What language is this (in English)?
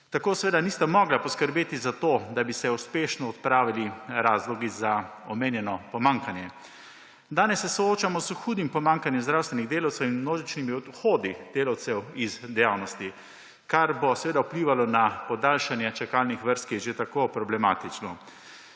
Slovenian